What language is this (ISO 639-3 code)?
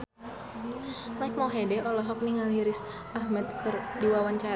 sun